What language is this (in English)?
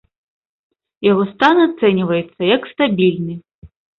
Belarusian